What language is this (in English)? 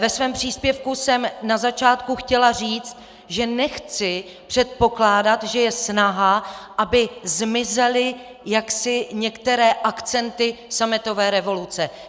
Czech